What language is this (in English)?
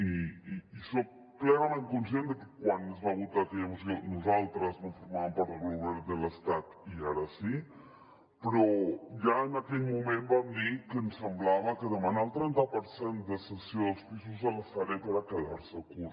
Catalan